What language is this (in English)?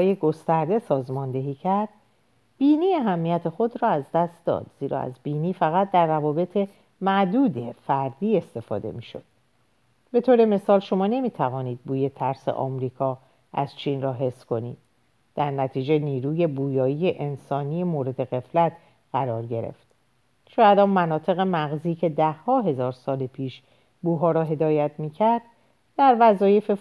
Persian